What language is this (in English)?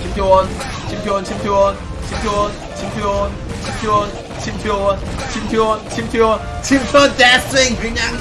Korean